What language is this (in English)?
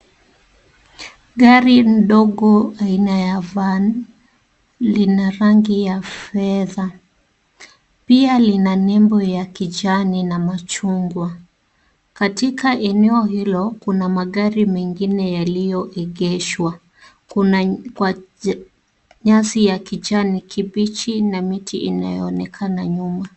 Swahili